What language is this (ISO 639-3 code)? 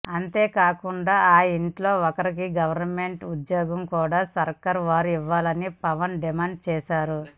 tel